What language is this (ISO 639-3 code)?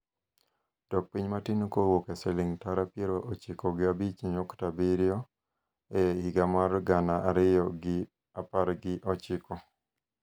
luo